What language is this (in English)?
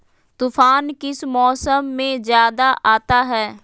Magahi